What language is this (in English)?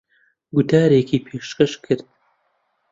Central Kurdish